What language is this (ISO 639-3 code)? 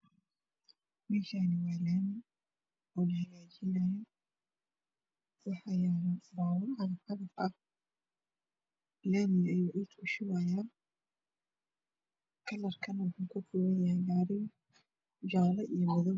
som